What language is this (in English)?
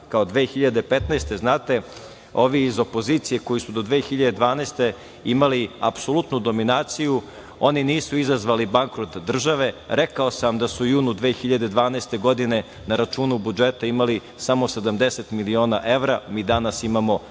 Serbian